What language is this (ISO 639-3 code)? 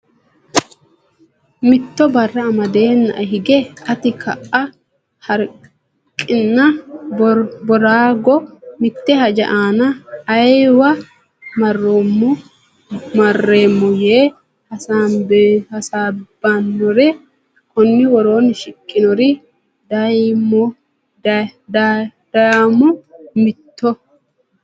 sid